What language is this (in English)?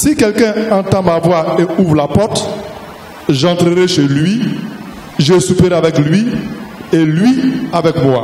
French